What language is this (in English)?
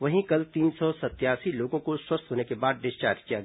Hindi